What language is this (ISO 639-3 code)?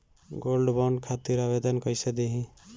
bho